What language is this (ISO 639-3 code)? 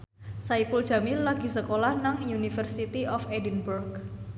jav